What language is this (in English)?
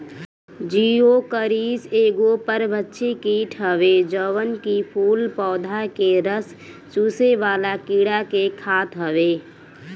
Bhojpuri